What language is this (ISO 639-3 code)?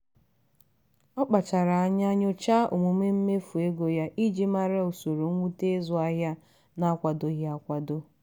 ibo